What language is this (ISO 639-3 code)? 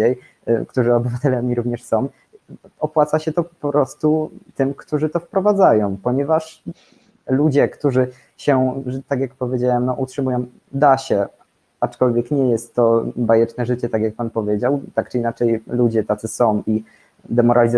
pol